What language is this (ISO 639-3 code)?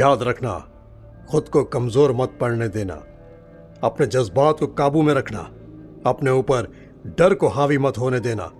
hin